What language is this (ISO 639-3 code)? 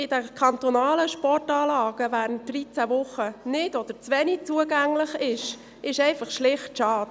gsw